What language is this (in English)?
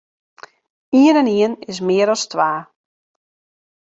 Western Frisian